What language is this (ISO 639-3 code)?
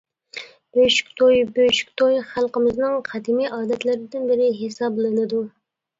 uig